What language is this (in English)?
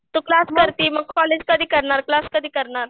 Marathi